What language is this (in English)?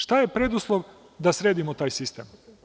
Serbian